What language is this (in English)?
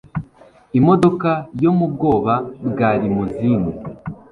Kinyarwanda